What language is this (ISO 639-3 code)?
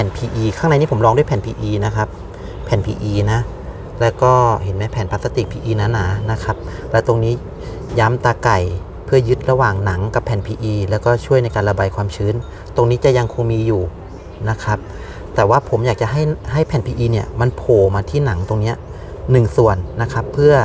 tha